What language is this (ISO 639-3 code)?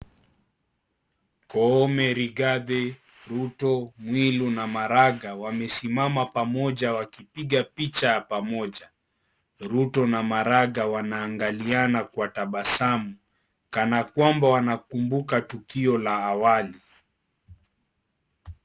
swa